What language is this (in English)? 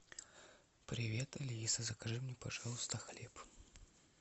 Russian